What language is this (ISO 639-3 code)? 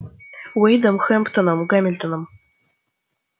rus